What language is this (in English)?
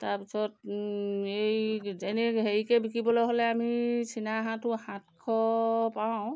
Assamese